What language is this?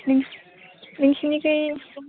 Bodo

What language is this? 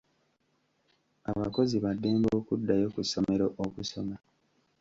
Ganda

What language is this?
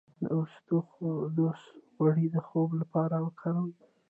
Pashto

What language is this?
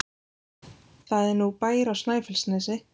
Icelandic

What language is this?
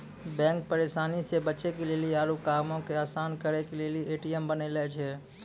Maithili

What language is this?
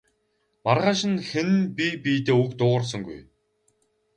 Mongolian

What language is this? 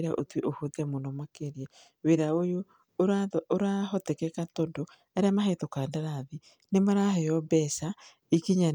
Kikuyu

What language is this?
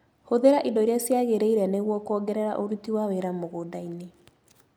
Kikuyu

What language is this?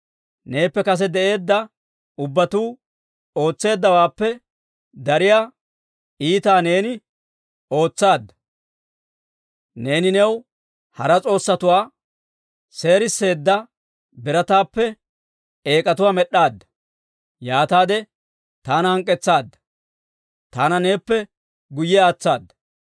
Dawro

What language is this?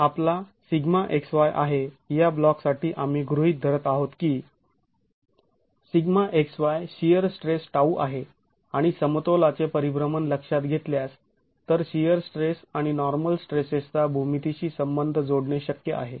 Marathi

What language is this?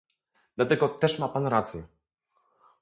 Polish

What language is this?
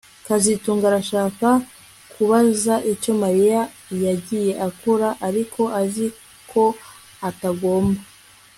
Kinyarwanda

